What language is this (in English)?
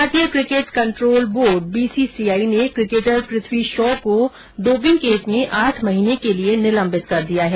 Hindi